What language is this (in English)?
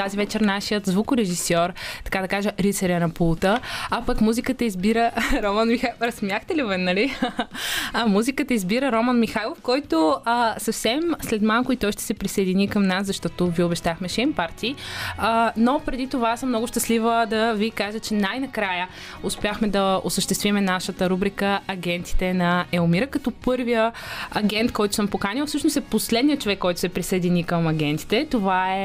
Bulgarian